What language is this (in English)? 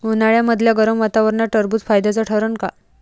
Marathi